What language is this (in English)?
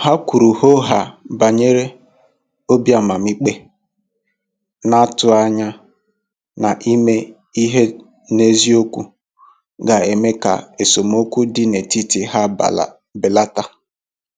Igbo